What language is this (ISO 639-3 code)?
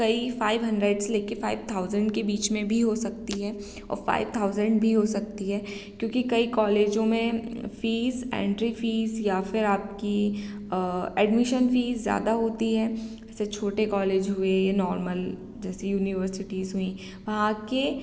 hin